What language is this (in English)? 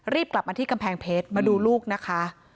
Thai